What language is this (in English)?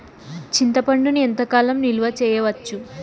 Telugu